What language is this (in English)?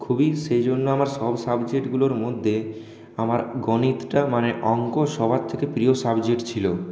Bangla